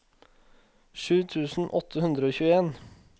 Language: Norwegian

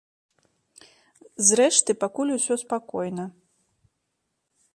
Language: Belarusian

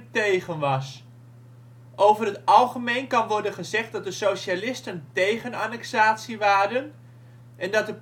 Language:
Dutch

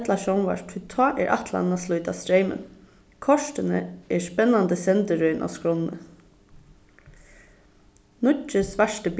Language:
Faroese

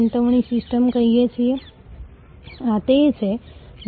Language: Gujarati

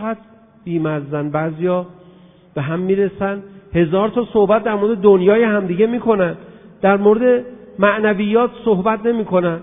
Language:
Persian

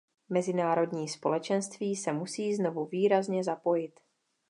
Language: Czech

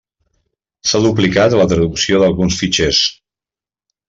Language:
Catalan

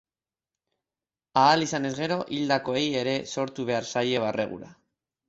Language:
Basque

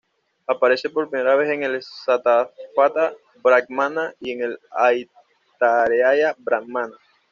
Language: Spanish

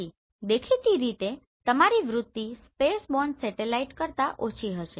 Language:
Gujarati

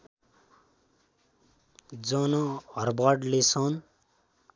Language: Nepali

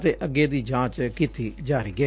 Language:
Punjabi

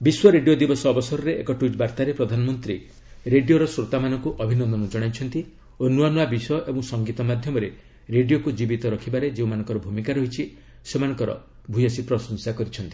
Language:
Odia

